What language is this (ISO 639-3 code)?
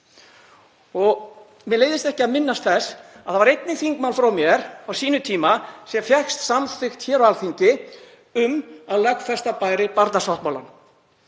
isl